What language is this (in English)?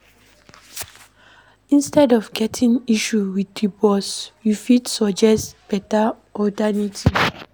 Nigerian Pidgin